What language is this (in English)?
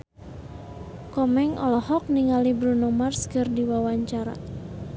Sundanese